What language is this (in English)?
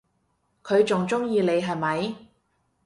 Cantonese